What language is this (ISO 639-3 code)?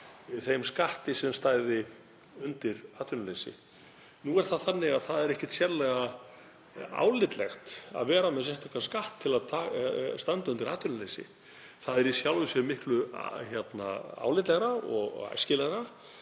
isl